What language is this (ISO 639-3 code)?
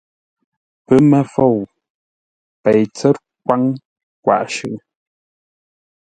nla